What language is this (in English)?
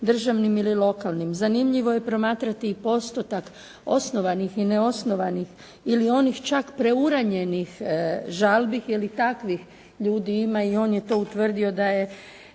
Croatian